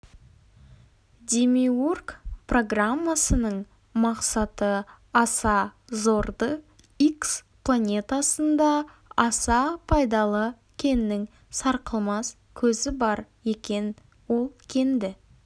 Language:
Kazakh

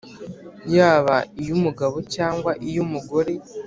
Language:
Kinyarwanda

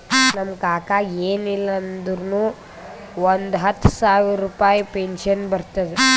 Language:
Kannada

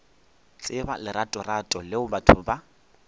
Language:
Northern Sotho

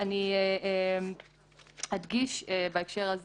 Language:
Hebrew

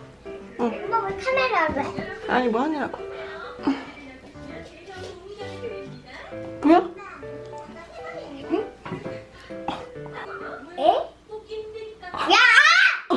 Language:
Korean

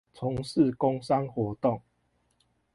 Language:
Chinese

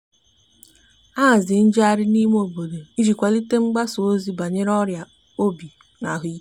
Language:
Igbo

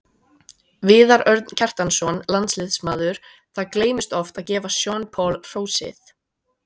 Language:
Icelandic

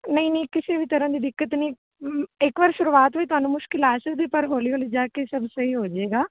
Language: Punjabi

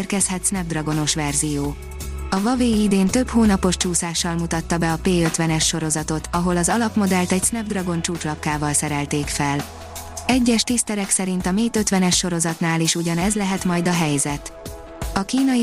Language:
Hungarian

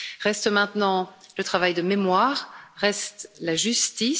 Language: French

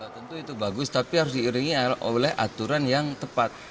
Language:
Indonesian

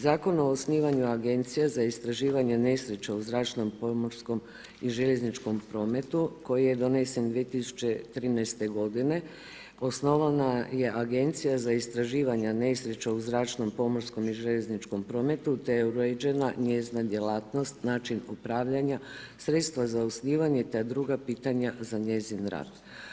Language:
Croatian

